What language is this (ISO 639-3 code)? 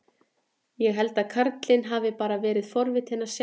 isl